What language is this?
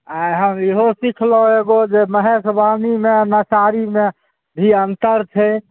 Maithili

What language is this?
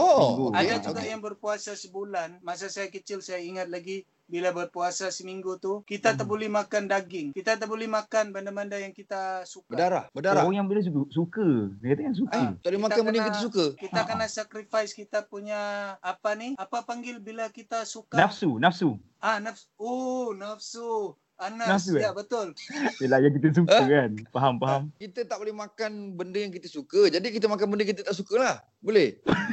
Malay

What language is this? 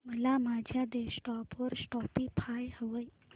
Marathi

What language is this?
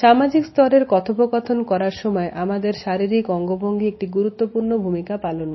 Bangla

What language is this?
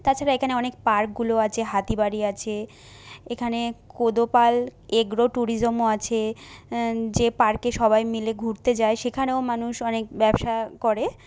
Bangla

